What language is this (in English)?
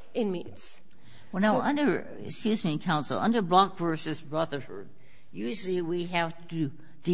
English